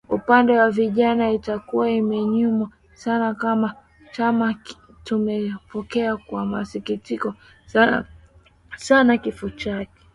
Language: Swahili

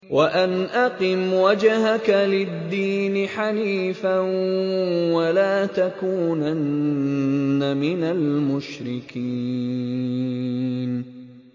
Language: Arabic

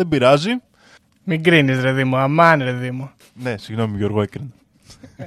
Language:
Greek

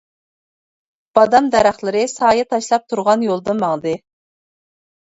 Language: Uyghur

